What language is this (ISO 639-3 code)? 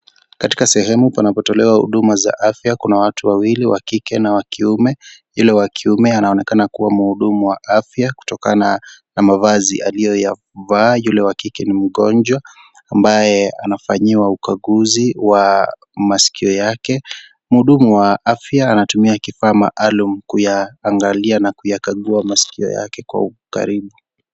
swa